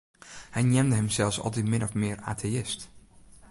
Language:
Western Frisian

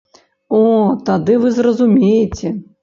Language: Belarusian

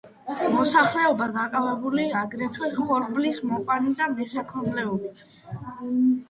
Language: Georgian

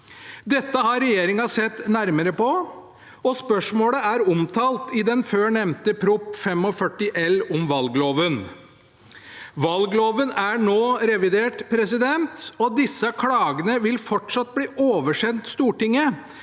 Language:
Norwegian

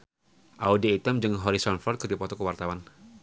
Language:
Sundanese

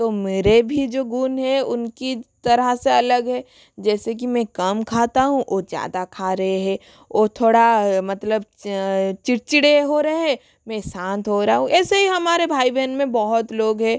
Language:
Hindi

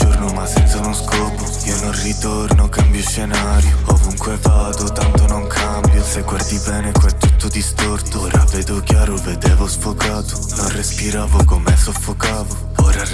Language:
Italian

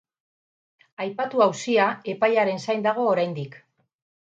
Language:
Basque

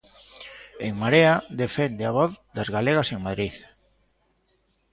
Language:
Galician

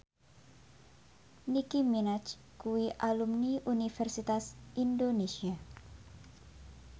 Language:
Javanese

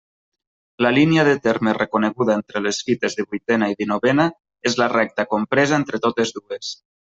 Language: Catalan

